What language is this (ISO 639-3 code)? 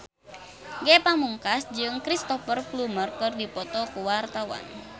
sun